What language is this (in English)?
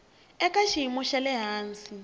Tsonga